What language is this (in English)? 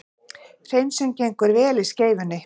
Icelandic